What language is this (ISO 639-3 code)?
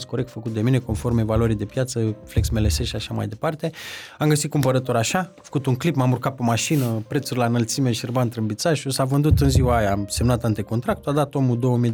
ron